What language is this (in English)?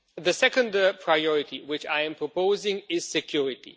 English